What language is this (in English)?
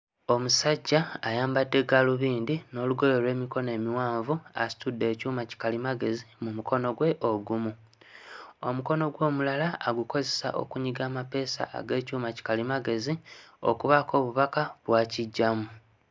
Ganda